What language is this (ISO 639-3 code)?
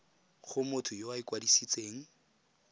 tsn